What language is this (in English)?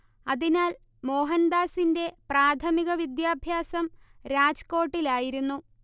Malayalam